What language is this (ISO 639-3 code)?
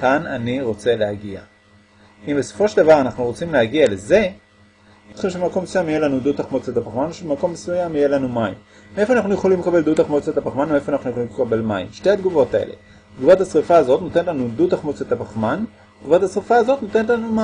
heb